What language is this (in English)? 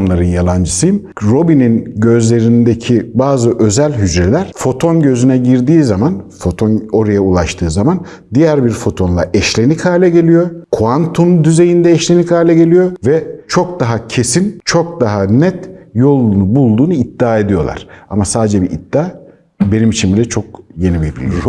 Turkish